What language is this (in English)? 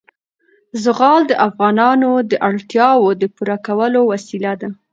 Pashto